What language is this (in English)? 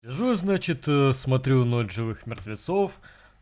Russian